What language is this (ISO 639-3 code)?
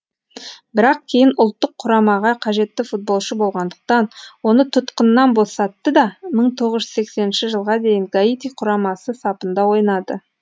kaz